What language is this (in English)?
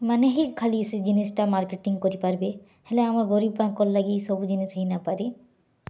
Odia